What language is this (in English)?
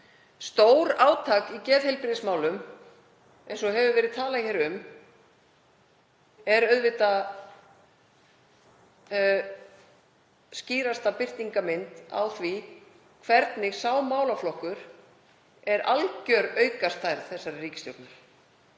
Icelandic